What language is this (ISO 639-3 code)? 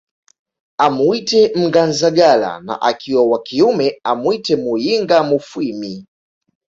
swa